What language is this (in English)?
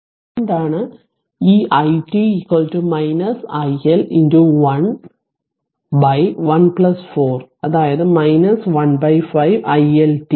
Malayalam